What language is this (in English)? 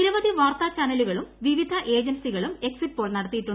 Malayalam